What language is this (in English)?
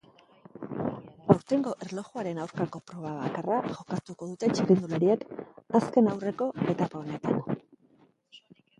Basque